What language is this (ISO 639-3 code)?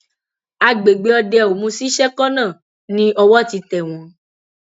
yor